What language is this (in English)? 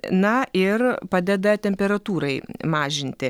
Lithuanian